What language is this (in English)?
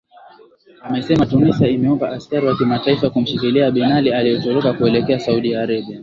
Swahili